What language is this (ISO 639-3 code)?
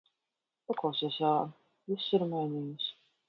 lav